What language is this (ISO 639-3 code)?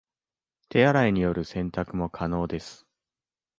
jpn